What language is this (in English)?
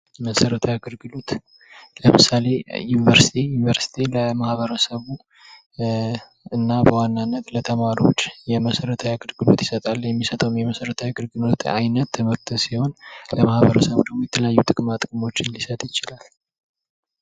Amharic